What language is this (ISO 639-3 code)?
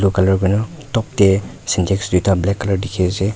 nag